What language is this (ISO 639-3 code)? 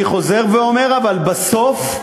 heb